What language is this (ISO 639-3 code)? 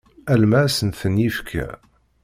kab